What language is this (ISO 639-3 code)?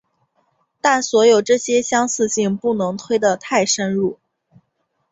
zho